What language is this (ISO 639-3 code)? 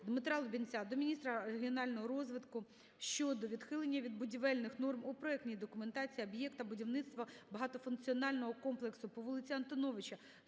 ukr